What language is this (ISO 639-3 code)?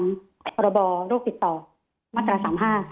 tha